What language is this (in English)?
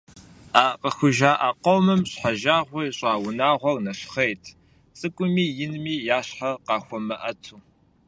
Kabardian